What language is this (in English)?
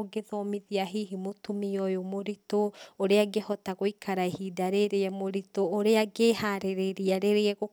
Kikuyu